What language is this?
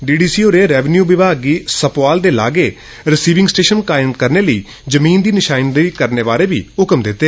Dogri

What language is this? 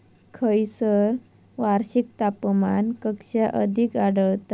Marathi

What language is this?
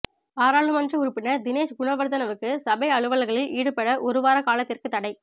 Tamil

